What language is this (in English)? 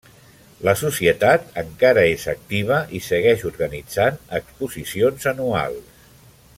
Catalan